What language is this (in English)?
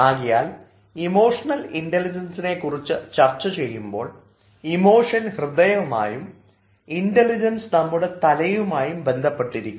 Malayalam